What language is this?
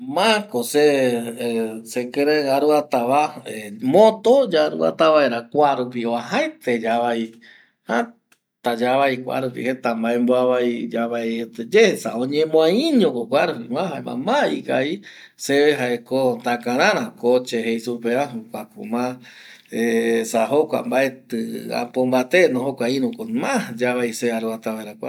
Eastern Bolivian Guaraní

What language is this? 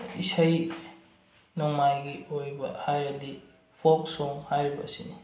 Manipuri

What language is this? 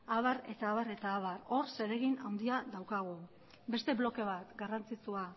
Basque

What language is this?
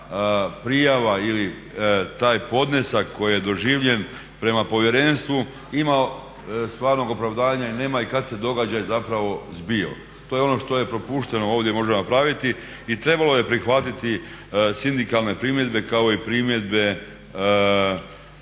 Croatian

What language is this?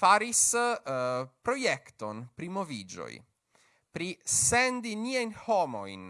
Polish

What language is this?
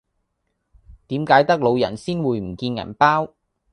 Cantonese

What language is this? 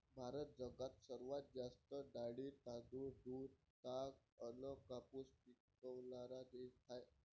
Marathi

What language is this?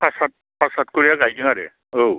Bodo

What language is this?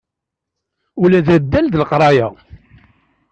Kabyle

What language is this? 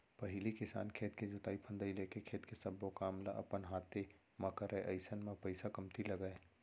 Chhattisgarhi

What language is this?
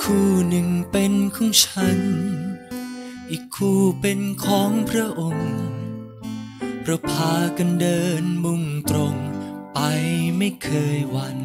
Thai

